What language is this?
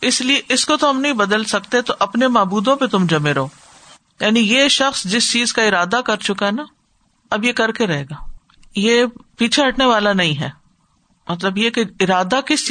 Urdu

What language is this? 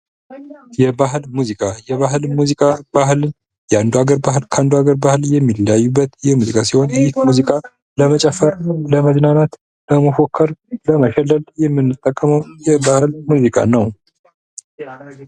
Amharic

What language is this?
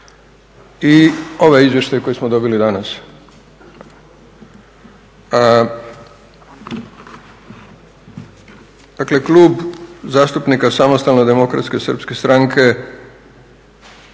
Croatian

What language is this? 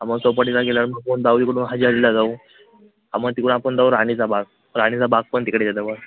Marathi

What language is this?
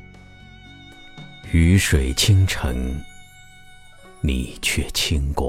Chinese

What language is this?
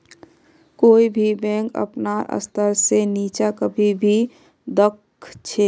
Magahi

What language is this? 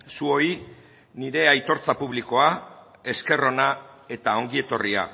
Basque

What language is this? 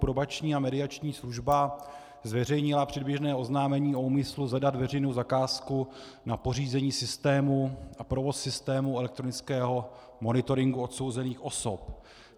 Czech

